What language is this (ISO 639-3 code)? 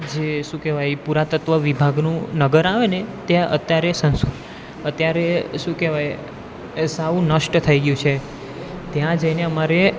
guj